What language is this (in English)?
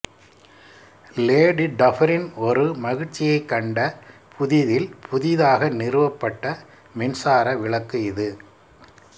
Tamil